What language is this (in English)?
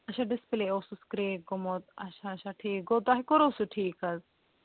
Kashmiri